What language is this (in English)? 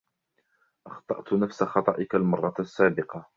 Arabic